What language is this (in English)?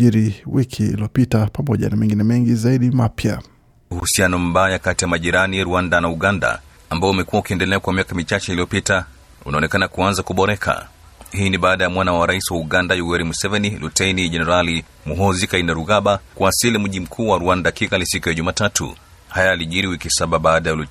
Swahili